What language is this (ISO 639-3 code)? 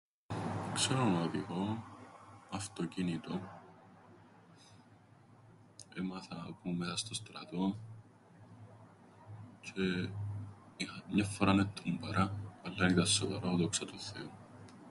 ell